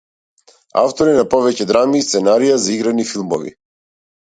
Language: Macedonian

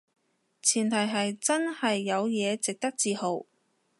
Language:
Cantonese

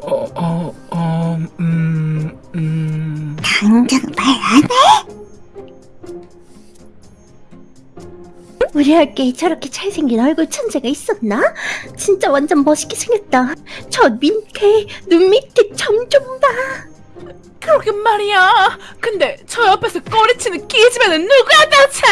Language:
Korean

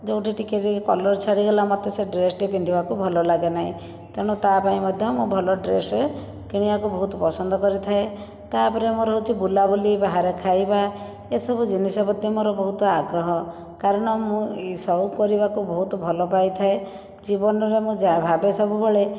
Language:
Odia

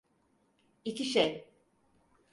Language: Turkish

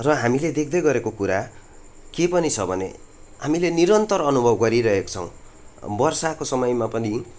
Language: Nepali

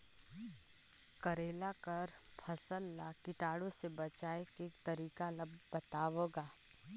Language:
Chhattisgarhi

